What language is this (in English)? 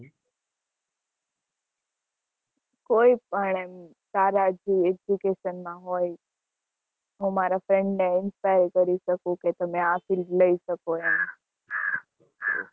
Gujarati